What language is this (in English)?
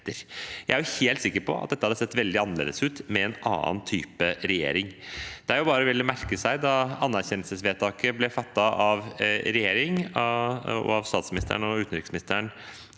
Norwegian